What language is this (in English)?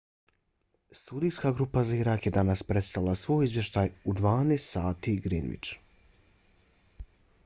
Bosnian